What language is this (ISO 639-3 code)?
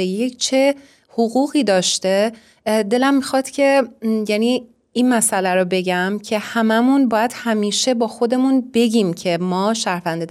fas